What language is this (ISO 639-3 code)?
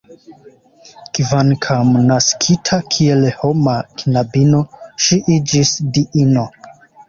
epo